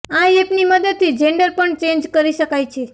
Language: Gujarati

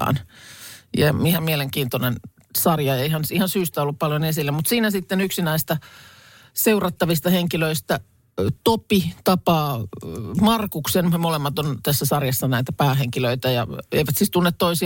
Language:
Finnish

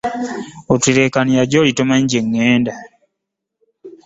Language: Ganda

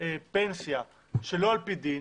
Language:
Hebrew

